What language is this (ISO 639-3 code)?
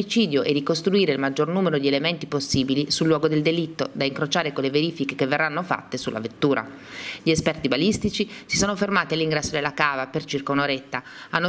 ita